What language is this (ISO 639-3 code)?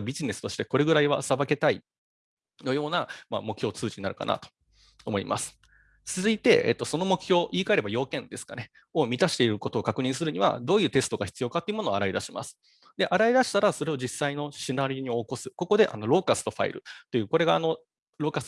jpn